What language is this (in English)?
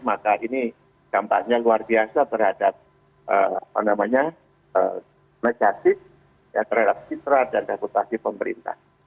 Indonesian